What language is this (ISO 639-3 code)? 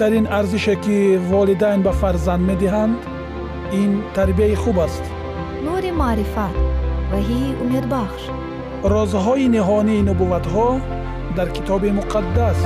fas